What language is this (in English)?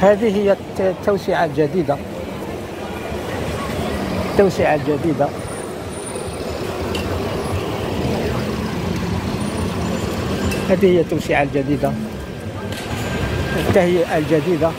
Arabic